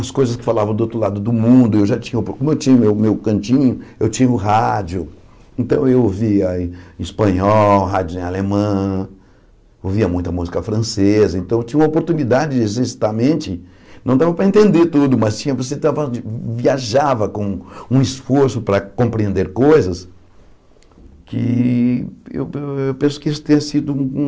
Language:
Portuguese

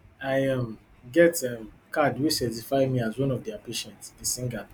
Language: Nigerian Pidgin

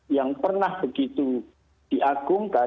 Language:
Indonesian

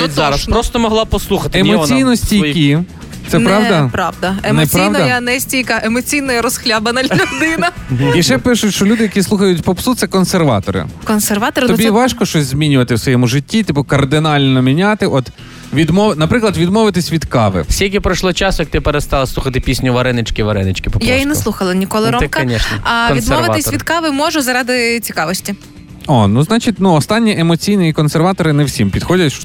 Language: Ukrainian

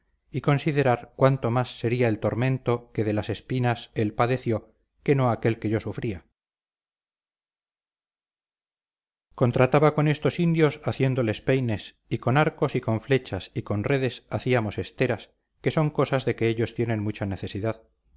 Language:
Spanish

